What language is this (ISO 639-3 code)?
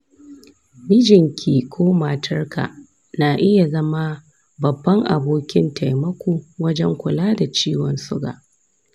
hau